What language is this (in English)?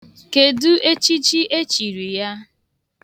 Igbo